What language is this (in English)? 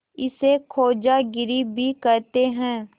Hindi